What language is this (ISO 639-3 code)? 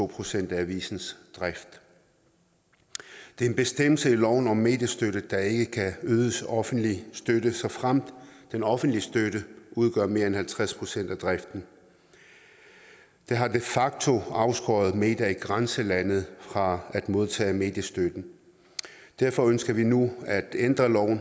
dan